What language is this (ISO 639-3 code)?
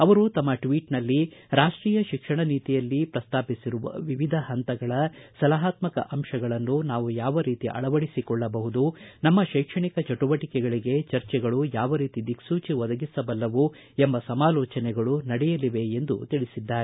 kan